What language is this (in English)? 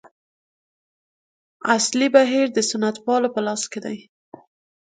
Pashto